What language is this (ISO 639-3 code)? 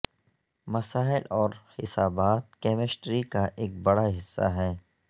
urd